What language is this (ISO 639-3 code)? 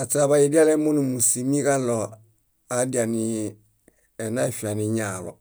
bda